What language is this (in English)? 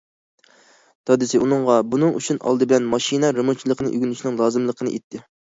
Uyghur